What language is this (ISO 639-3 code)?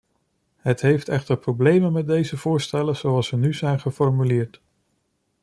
nld